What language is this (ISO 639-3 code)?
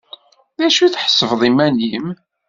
kab